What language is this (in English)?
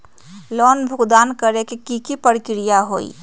Magahi